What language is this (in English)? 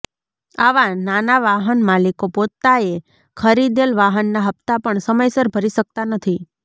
Gujarati